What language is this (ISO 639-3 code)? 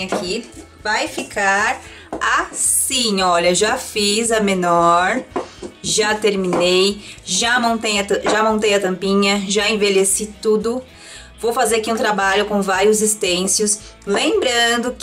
por